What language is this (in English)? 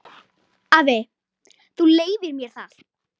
Icelandic